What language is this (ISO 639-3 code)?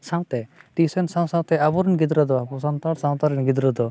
sat